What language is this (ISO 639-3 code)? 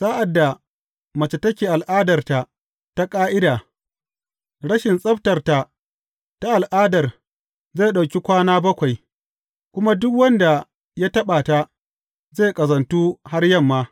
hau